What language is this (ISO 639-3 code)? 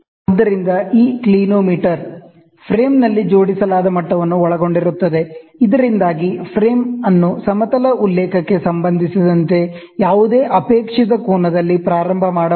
kan